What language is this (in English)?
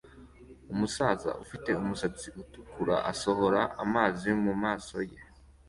Kinyarwanda